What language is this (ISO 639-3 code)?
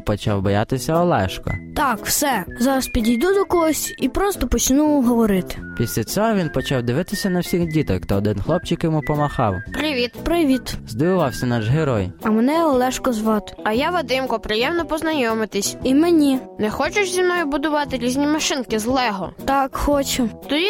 ukr